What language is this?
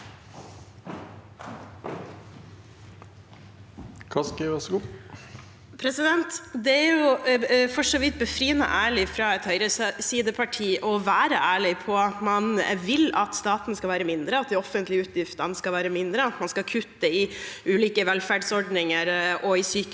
Norwegian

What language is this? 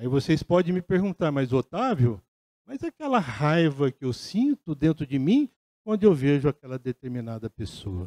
Portuguese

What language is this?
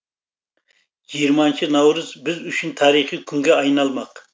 Kazakh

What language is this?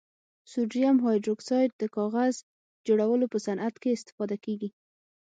Pashto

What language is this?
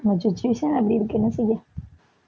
Tamil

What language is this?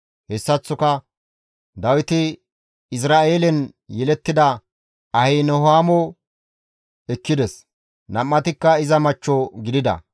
Gamo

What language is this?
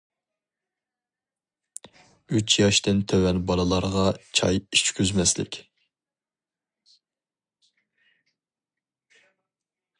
Uyghur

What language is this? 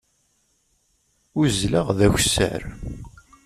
Kabyle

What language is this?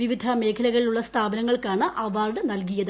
Malayalam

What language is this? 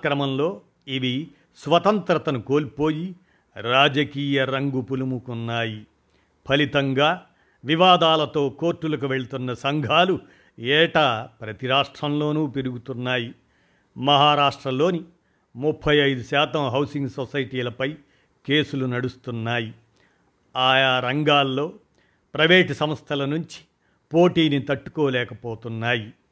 Telugu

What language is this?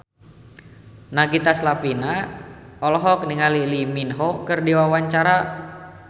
Sundanese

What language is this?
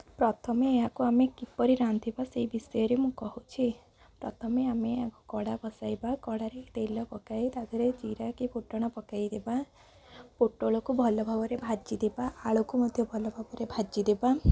Odia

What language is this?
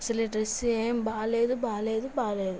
Telugu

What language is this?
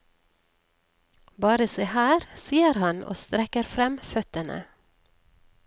Norwegian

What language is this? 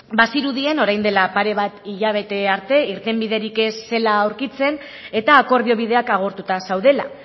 Basque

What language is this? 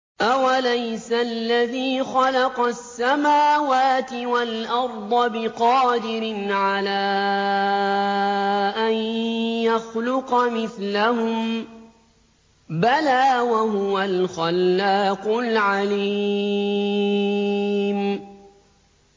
Arabic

